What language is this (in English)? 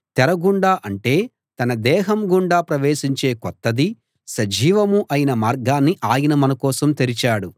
Telugu